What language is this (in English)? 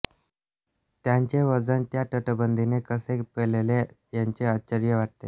Marathi